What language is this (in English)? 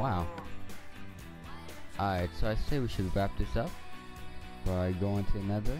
English